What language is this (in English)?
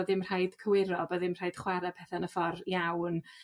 Welsh